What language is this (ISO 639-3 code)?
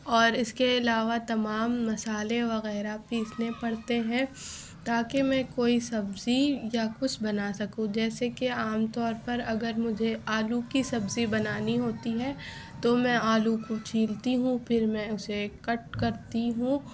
urd